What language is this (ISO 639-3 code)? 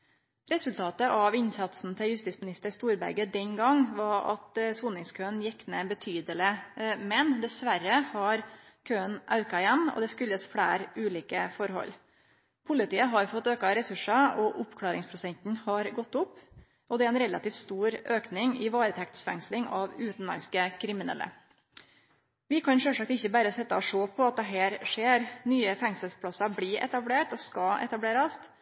nno